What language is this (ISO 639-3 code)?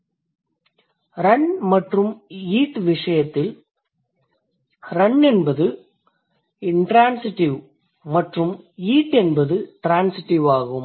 tam